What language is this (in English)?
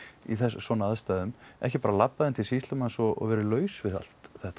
Icelandic